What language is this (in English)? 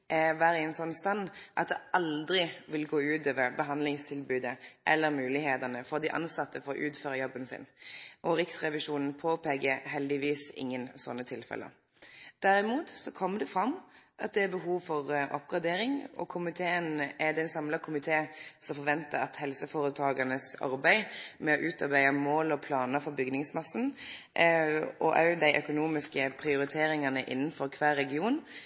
Norwegian Nynorsk